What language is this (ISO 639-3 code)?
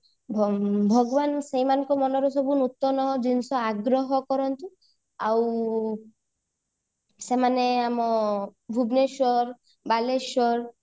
ori